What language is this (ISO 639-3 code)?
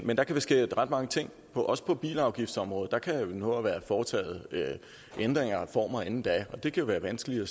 dan